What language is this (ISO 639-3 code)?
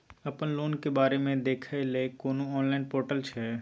mai